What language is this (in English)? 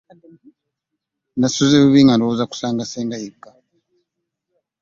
Ganda